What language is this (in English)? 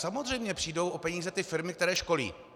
Czech